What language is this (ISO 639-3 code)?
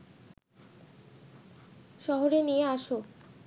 ben